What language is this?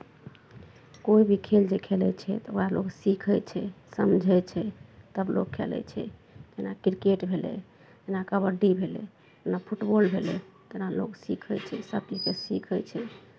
Maithili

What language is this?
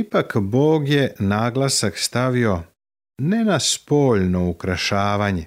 Croatian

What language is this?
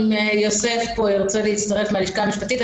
Hebrew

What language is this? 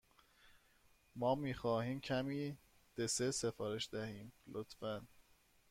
Persian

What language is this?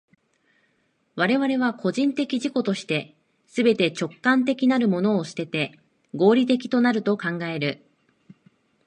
Japanese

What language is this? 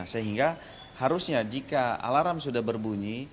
Indonesian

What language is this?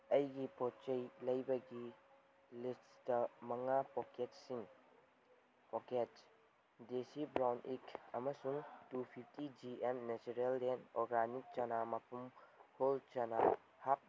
Manipuri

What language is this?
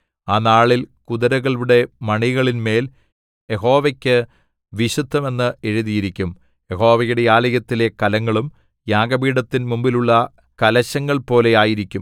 Malayalam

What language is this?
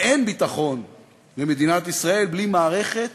Hebrew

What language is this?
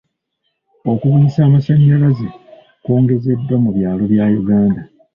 Ganda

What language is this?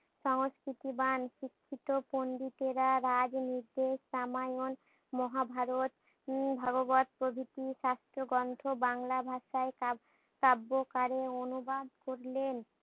Bangla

